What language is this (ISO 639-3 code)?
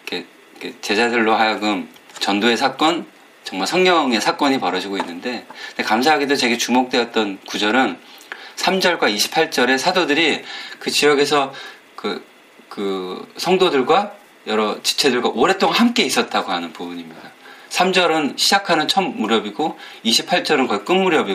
kor